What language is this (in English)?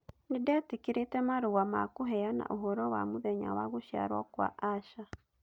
Kikuyu